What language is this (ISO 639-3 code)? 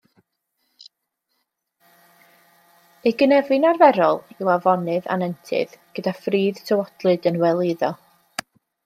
cym